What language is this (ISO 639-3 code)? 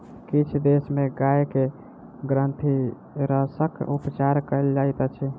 mai